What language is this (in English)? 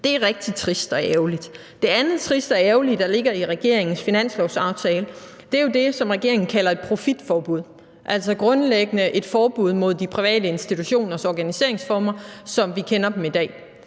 Danish